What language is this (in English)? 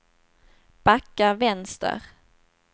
Swedish